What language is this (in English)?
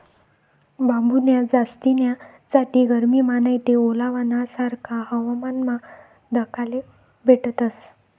Marathi